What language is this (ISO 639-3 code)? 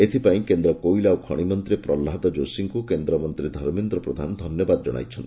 ori